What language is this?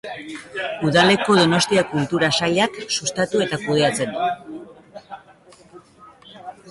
Basque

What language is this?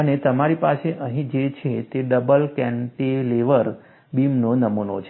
Gujarati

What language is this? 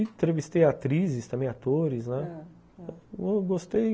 Portuguese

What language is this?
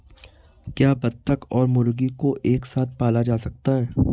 Hindi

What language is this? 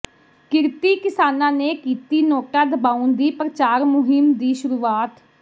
Punjabi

